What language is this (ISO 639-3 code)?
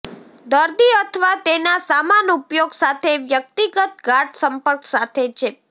guj